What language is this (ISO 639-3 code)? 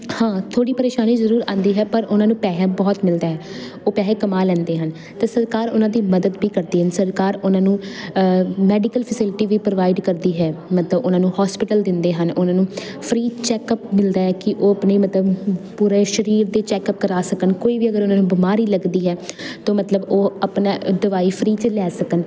pan